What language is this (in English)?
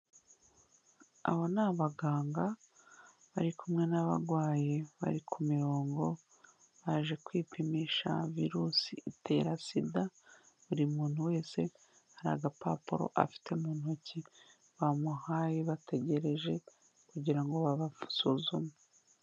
Kinyarwanda